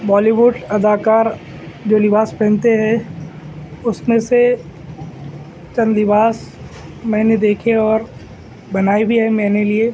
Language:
Urdu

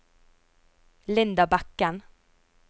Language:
Norwegian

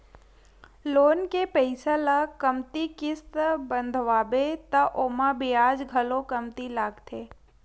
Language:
Chhattisgarhi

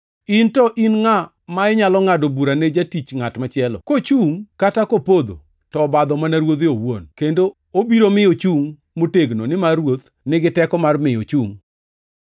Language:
Luo (Kenya and Tanzania)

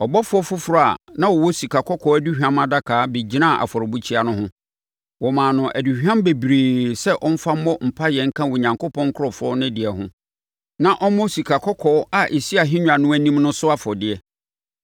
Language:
Akan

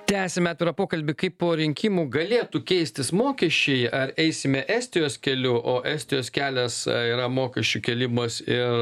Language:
Lithuanian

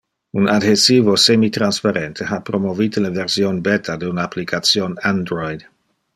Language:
Interlingua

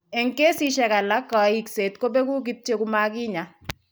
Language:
Kalenjin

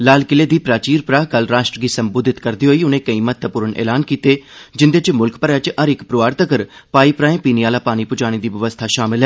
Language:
Dogri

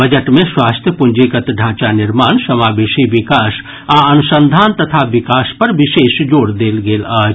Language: Maithili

